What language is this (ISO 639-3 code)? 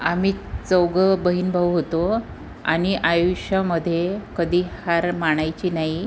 mar